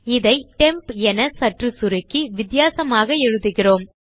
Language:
Tamil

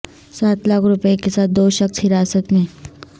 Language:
Urdu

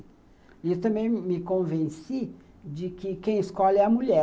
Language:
Portuguese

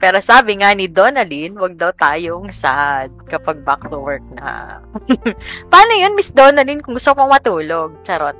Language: Filipino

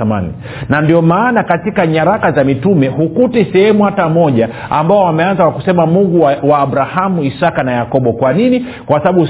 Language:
Swahili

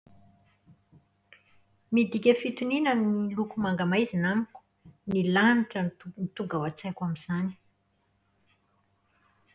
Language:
Malagasy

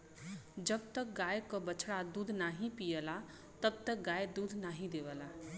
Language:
Bhojpuri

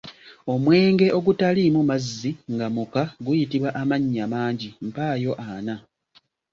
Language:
Ganda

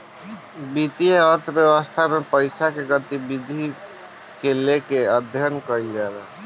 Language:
Bhojpuri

